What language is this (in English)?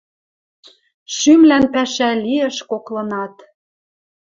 Western Mari